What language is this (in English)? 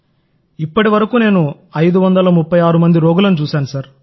Telugu